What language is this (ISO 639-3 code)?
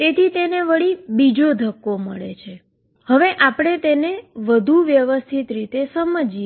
guj